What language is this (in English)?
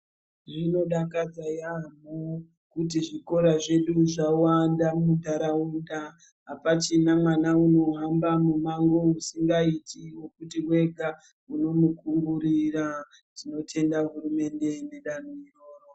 Ndau